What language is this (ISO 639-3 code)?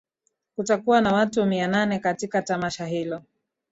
swa